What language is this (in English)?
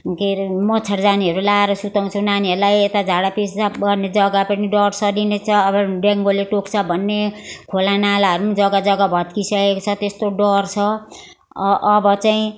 Nepali